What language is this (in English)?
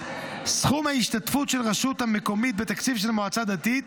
Hebrew